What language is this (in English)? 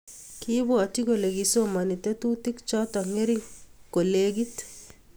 Kalenjin